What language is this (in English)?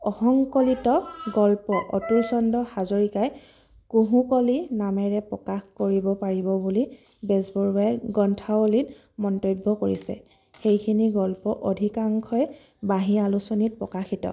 Assamese